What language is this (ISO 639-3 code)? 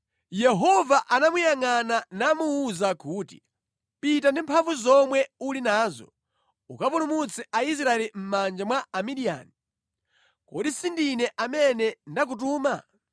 nya